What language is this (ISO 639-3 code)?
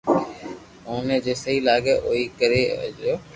lrk